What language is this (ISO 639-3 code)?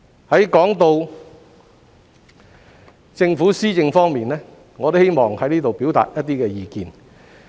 yue